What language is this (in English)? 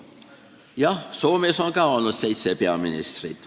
Estonian